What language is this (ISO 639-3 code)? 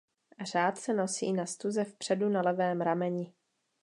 ces